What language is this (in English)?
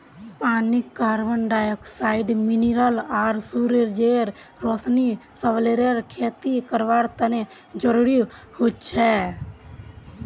Magahi